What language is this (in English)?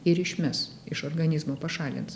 Lithuanian